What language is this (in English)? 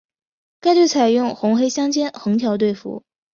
Chinese